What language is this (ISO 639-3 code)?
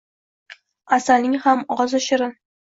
uzb